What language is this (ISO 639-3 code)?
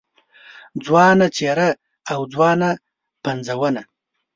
pus